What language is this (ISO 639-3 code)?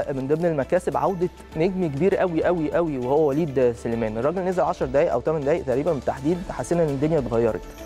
ara